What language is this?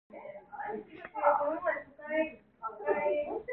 Korean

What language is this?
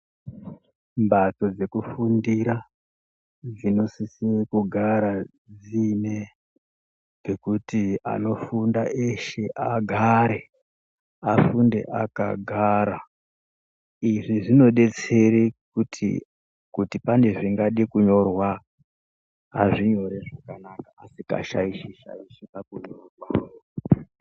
Ndau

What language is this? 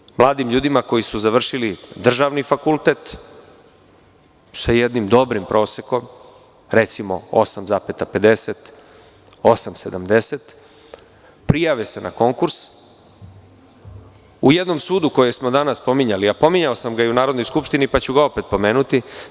Serbian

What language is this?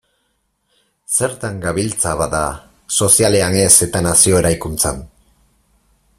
Basque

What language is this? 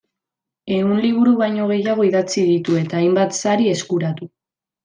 Basque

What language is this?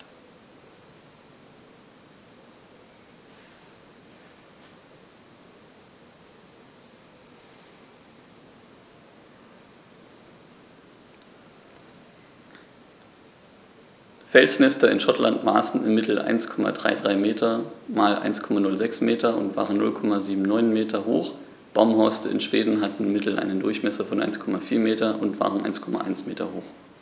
German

